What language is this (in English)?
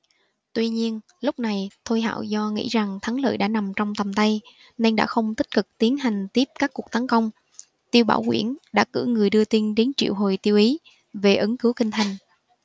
Vietnamese